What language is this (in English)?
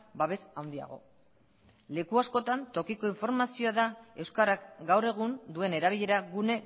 Basque